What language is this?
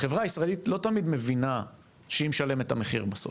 Hebrew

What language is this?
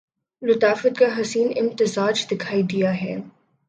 Urdu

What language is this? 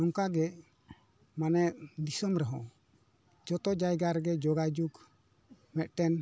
Santali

